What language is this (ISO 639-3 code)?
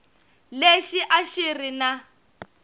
tso